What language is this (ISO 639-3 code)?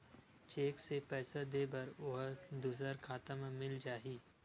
hne